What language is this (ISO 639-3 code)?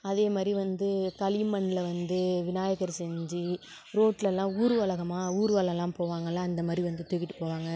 tam